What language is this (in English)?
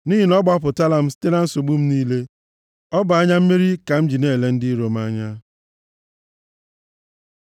Igbo